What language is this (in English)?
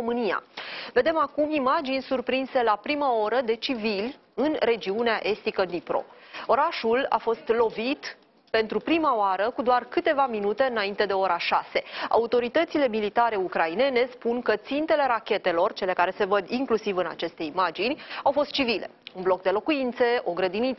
Romanian